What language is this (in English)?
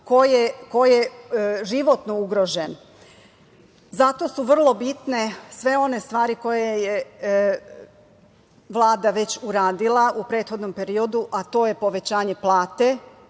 Serbian